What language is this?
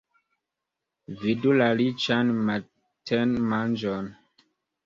Esperanto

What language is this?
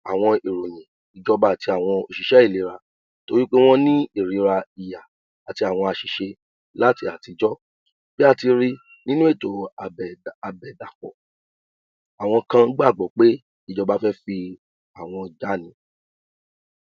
Yoruba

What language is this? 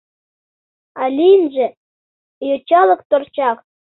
Mari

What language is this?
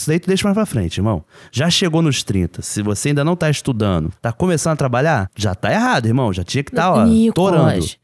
Portuguese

